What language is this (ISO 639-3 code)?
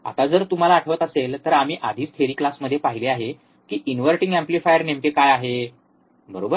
mar